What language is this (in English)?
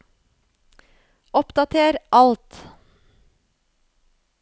Norwegian